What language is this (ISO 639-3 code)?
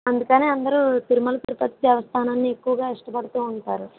tel